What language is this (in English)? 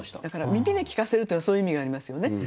Japanese